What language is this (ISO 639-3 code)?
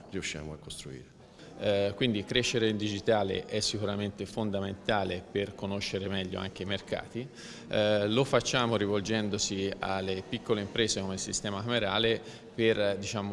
ita